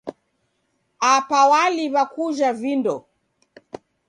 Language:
Taita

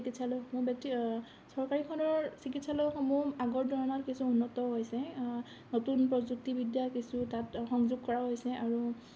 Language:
Assamese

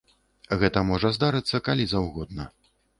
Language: Belarusian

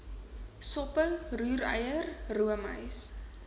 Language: Afrikaans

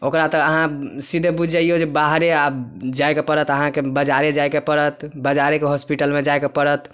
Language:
Maithili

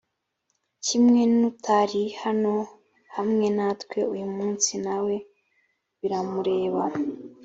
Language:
Kinyarwanda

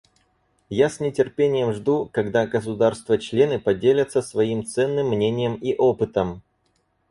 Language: Russian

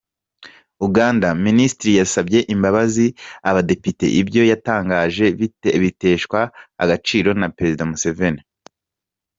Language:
Kinyarwanda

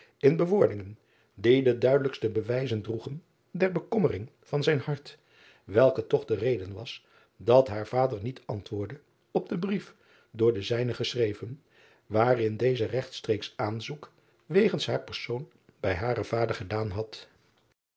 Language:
Dutch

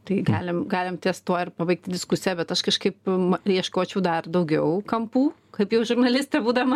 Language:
Lithuanian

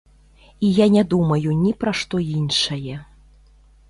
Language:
Belarusian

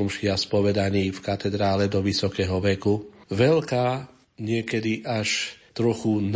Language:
Slovak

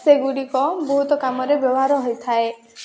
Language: Odia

